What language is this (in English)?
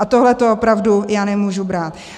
Czech